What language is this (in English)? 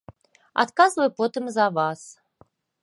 Belarusian